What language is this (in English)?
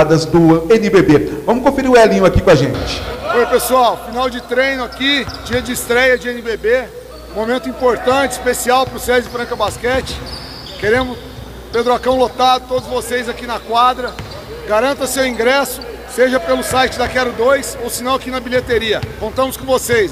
Portuguese